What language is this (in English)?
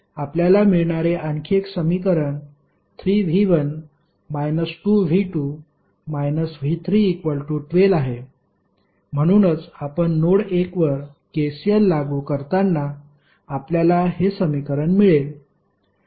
Marathi